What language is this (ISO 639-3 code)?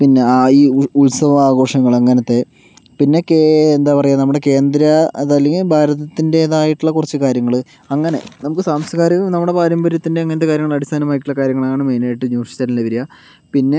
mal